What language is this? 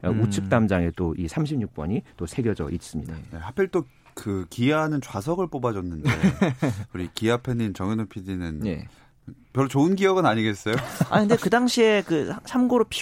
Korean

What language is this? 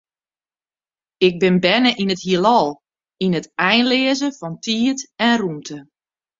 Western Frisian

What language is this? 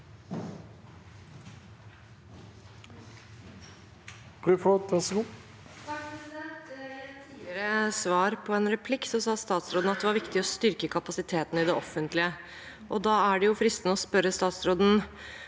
Norwegian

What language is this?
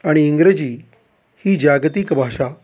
Marathi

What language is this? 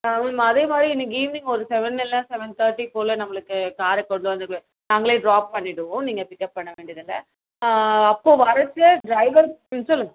Tamil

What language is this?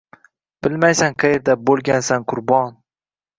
Uzbek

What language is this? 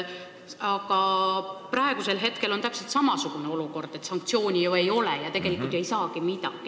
Estonian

